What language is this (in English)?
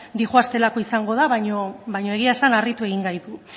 Basque